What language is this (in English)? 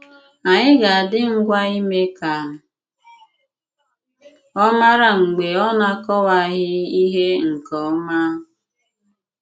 Igbo